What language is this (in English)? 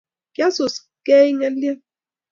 Kalenjin